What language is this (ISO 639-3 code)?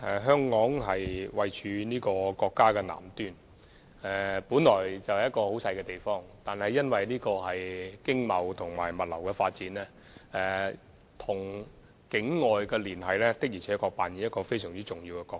yue